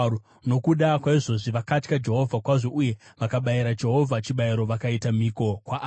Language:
Shona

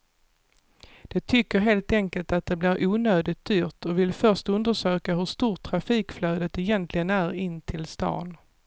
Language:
Swedish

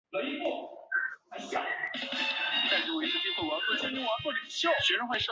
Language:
Chinese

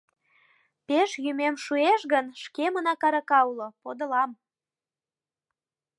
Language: Mari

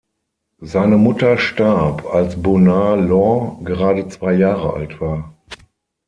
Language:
German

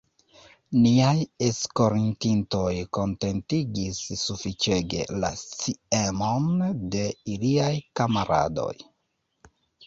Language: Esperanto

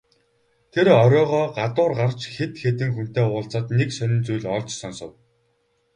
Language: Mongolian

